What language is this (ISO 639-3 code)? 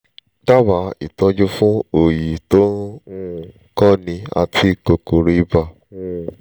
yor